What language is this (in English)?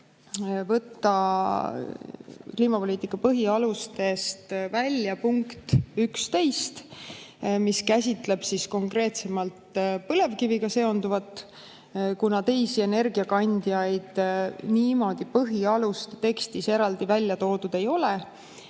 Estonian